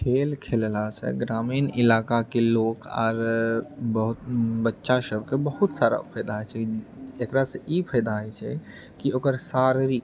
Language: Maithili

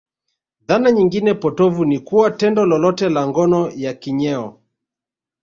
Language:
Swahili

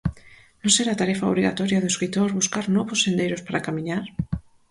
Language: Galician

